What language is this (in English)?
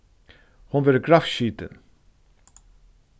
Faroese